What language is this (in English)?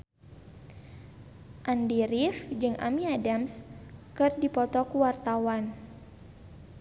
Sundanese